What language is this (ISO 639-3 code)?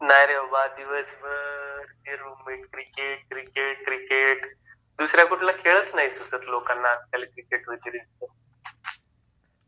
mar